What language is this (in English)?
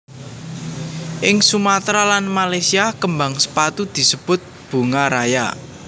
Javanese